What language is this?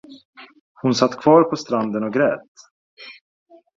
Swedish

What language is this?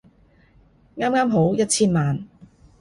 Cantonese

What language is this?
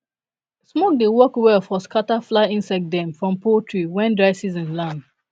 Nigerian Pidgin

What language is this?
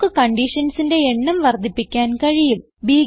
Malayalam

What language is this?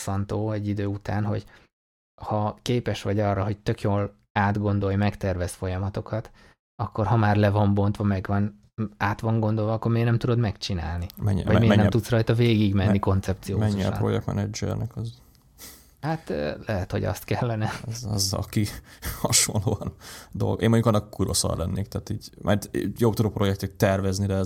Hungarian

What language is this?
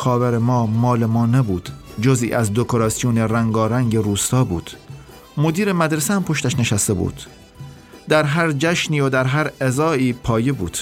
Persian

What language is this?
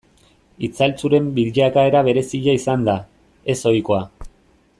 Basque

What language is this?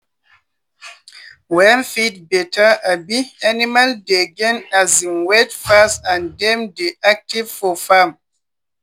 Nigerian Pidgin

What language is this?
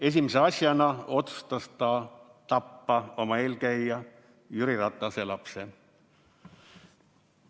Estonian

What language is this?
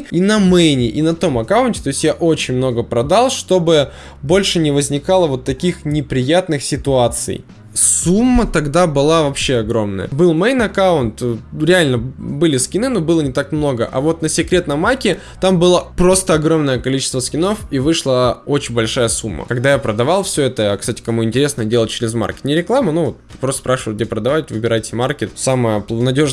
Russian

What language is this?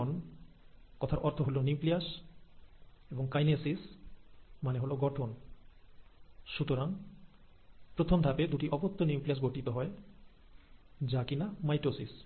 Bangla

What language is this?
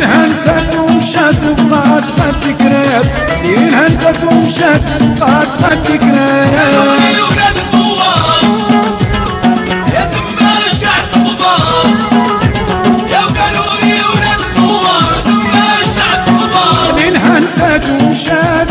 Arabic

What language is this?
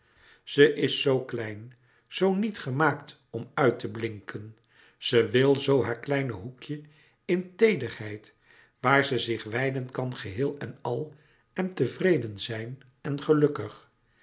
Dutch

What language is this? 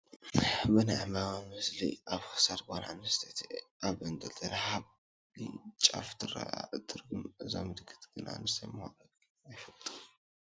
Tigrinya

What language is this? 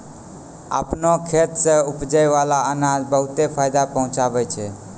Maithili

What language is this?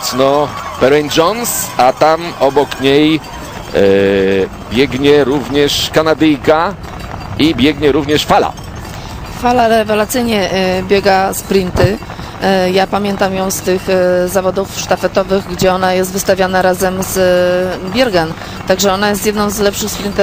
Polish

